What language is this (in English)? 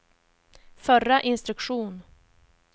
Swedish